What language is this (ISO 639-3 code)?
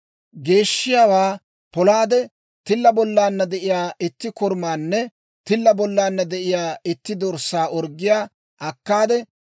dwr